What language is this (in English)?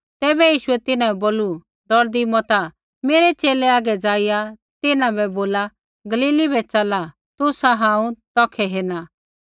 Kullu Pahari